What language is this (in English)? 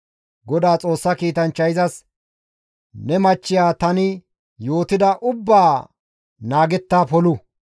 Gamo